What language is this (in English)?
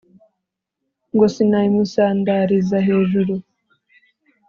Kinyarwanda